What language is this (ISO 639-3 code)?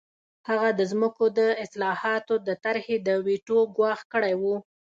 pus